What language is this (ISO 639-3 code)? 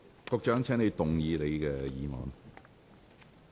yue